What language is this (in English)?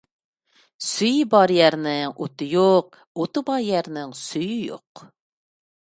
Uyghur